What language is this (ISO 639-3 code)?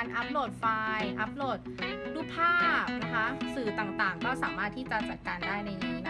tha